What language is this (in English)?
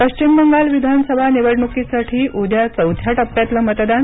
Marathi